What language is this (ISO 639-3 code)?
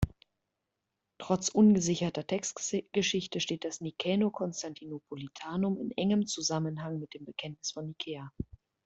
deu